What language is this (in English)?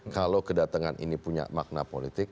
Indonesian